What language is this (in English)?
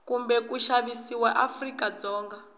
Tsonga